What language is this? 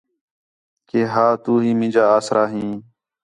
Khetrani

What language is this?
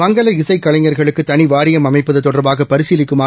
Tamil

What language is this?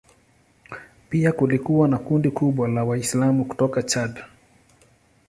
Swahili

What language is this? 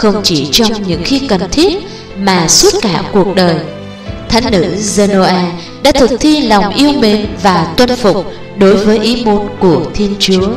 Vietnamese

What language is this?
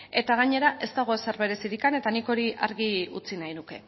Basque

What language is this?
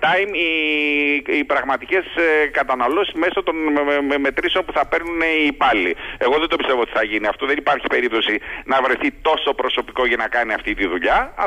Greek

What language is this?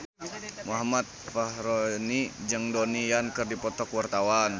Sundanese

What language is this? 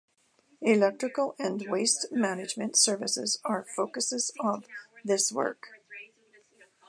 English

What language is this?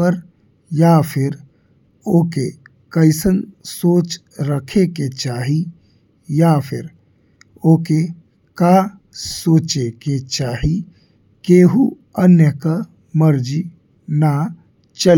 Bhojpuri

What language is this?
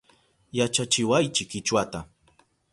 Southern Pastaza Quechua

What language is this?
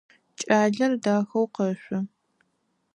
Adyghe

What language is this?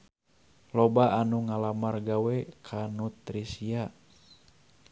Sundanese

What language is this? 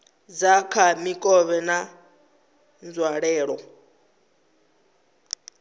Venda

